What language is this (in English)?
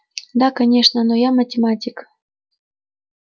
Russian